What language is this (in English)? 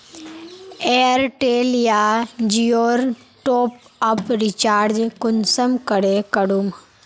Magahi